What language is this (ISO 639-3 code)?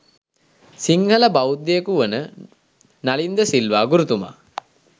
sin